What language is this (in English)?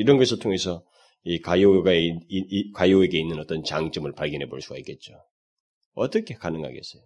Korean